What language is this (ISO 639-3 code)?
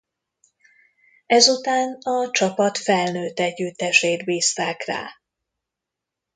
hun